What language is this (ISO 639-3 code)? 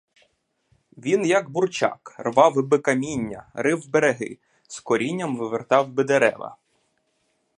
ukr